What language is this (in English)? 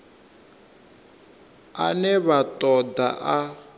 Venda